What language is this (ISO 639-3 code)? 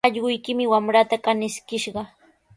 qws